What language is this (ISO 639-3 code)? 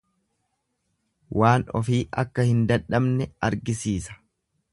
orm